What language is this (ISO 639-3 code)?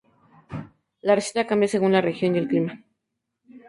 spa